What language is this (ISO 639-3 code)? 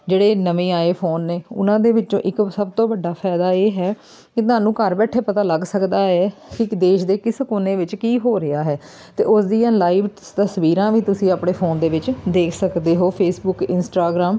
pan